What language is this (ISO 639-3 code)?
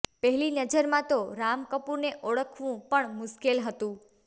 guj